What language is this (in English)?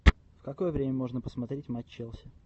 Russian